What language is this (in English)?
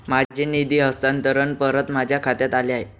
Marathi